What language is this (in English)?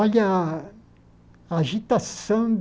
Portuguese